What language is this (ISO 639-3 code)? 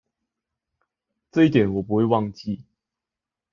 zho